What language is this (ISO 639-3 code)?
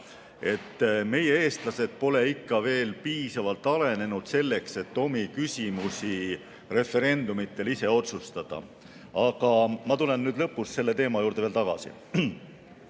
est